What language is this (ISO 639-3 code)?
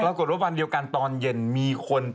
tha